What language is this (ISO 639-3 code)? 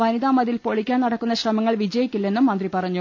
mal